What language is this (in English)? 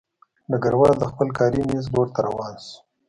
Pashto